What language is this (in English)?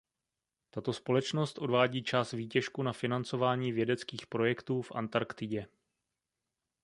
Czech